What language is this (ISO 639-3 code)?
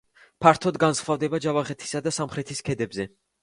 kat